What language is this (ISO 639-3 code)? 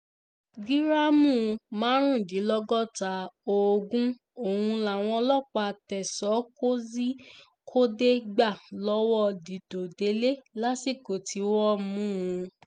yor